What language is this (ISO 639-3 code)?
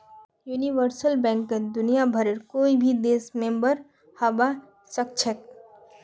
mag